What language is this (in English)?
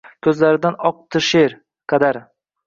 Uzbek